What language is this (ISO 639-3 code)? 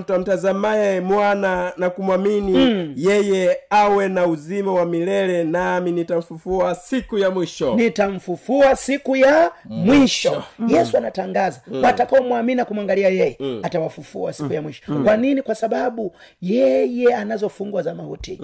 swa